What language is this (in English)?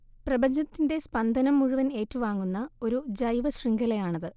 Malayalam